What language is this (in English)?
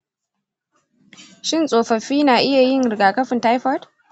Hausa